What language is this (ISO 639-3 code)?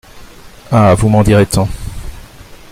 fra